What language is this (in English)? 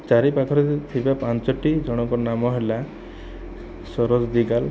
Odia